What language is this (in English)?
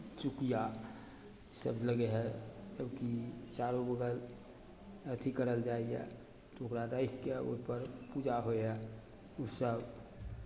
Maithili